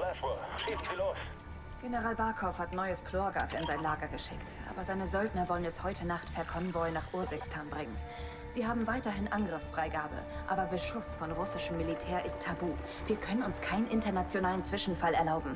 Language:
German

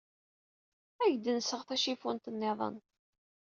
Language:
Kabyle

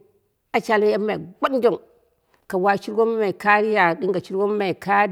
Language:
Dera (Nigeria)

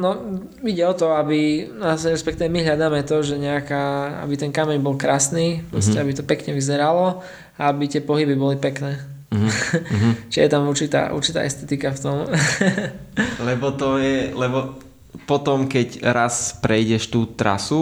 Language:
Slovak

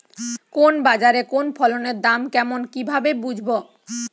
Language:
Bangla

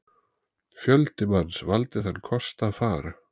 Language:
Icelandic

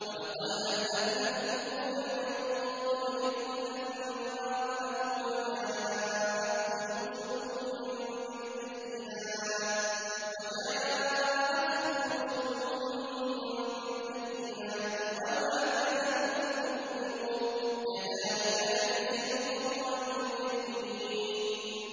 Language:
Arabic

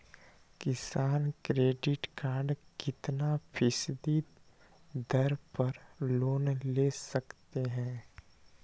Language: Magahi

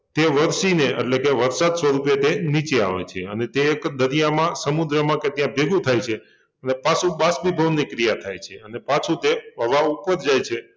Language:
Gujarati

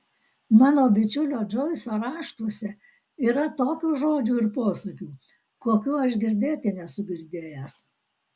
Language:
Lithuanian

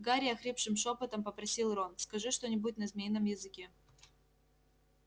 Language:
Russian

